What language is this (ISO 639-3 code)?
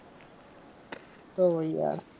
guj